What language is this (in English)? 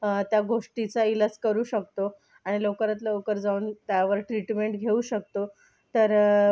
Marathi